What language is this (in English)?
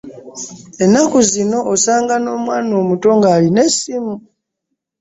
Ganda